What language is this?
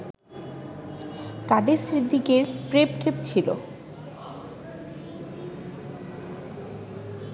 Bangla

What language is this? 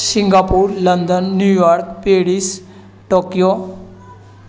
Maithili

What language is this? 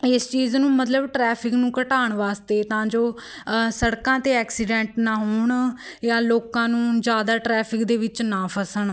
Punjabi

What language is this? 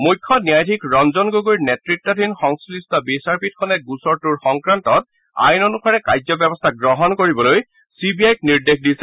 Assamese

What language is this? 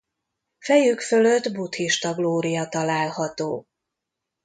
Hungarian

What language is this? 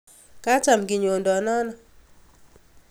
Kalenjin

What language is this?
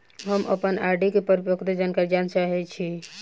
Maithili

